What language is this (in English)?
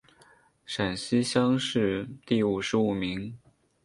Chinese